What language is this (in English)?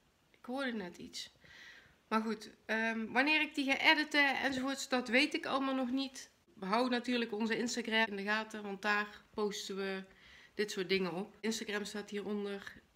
Dutch